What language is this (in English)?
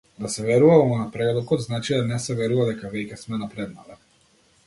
Macedonian